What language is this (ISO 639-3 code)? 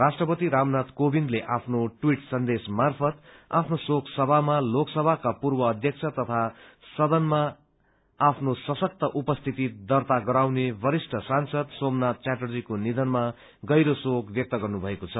nep